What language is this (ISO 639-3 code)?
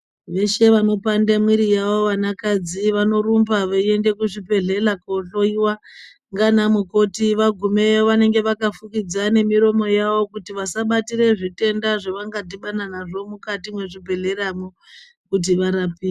ndc